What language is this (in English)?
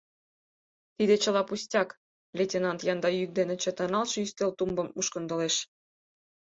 Mari